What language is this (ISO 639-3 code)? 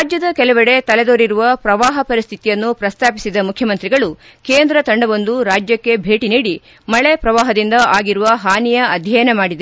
kan